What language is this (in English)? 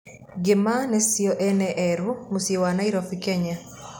Kikuyu